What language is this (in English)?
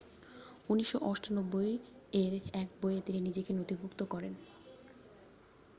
Bangla